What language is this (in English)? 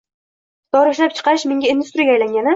Uzbek